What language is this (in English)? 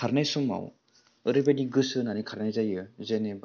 Bodo